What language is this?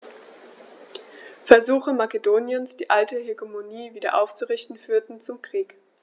German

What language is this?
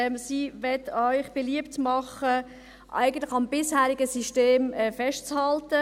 Swiss German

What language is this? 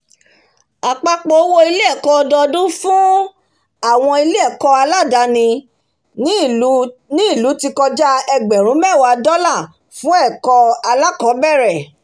Yoruba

